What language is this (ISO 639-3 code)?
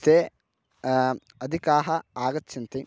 san